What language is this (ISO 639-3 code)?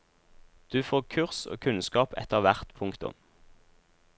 nor